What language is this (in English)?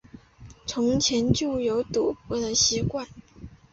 Chinese